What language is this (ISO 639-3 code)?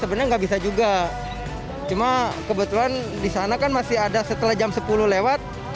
ind